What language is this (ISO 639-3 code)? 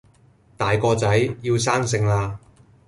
yue